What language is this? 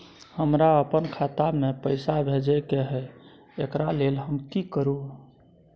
Maithili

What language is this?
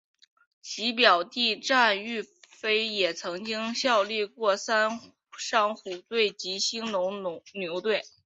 Chinese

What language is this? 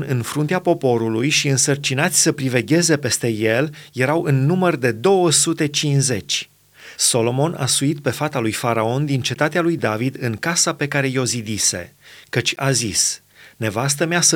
Romanian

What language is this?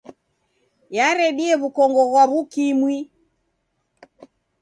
Taita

